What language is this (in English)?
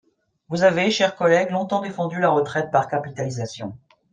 French